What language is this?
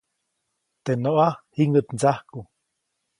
Copainalá Zoque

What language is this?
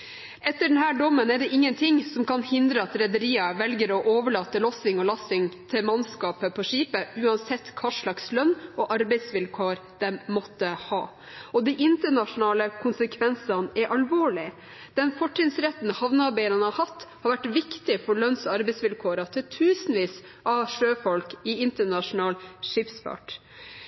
Norwegian Bokmål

